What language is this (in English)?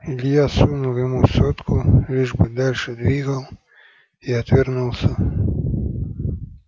Russian